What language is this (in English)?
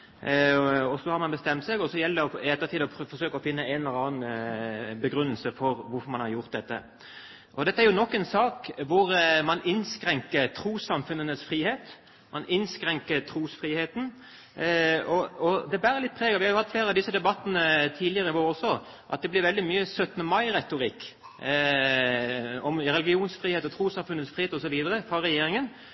Norwegian Bokmål